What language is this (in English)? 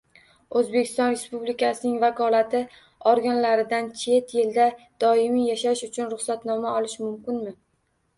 Uzbek